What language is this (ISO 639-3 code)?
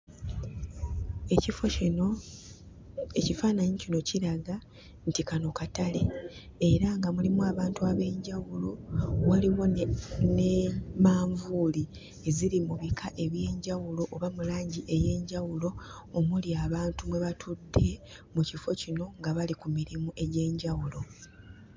lug